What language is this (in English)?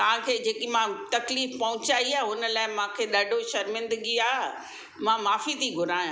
Sindhi